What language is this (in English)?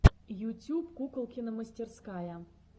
Russian